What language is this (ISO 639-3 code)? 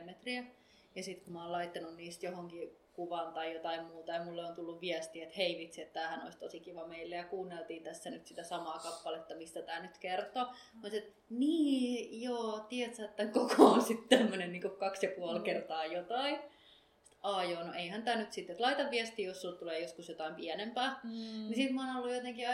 fin